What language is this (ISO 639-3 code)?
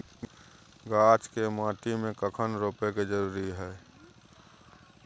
mai